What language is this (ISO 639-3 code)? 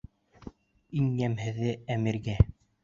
bak